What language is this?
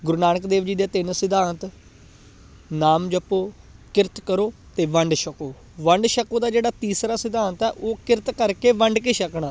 Punjabi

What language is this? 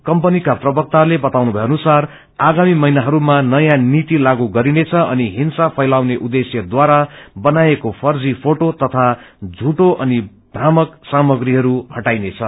Nepali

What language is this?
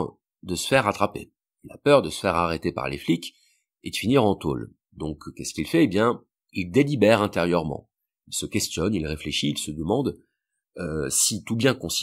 French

